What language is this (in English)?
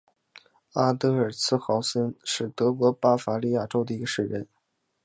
Chinese